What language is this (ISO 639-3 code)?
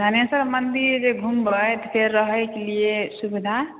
mai